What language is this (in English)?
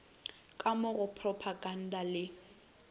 Northern Sotho